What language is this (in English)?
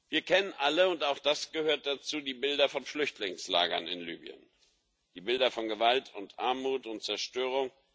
German